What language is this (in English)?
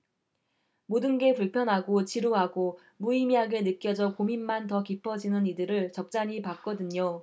Korean